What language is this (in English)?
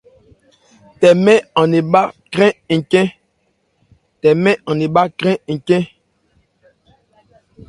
Ebrié